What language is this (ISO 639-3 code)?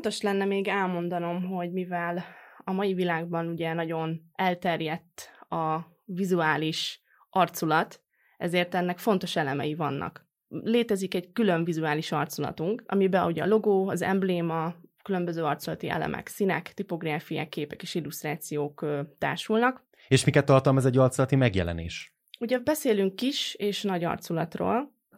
hun